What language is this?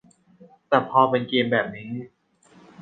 Thai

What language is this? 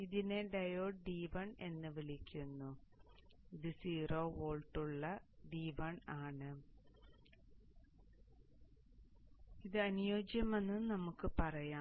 Malayalam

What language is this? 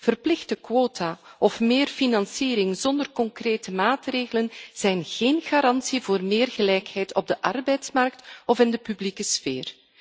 Dutch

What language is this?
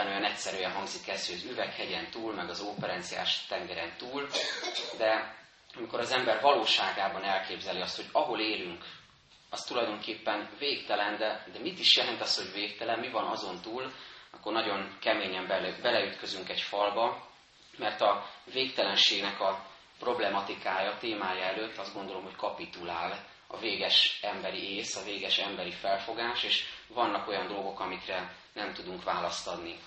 Hungarian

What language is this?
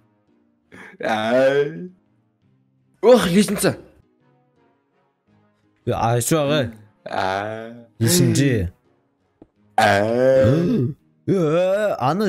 Turkish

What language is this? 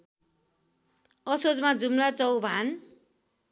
Nepali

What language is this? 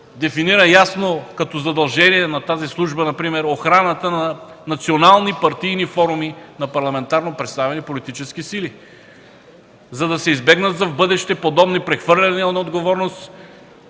Bulgarian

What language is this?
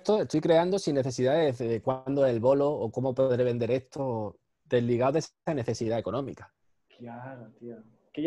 Spanish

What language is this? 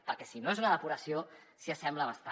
Catalan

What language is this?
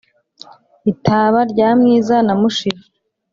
Kinyarwanda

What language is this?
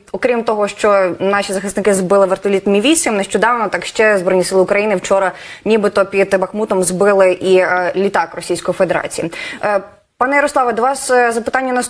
Ukrainian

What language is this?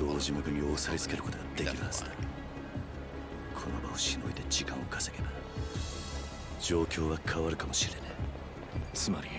Japanese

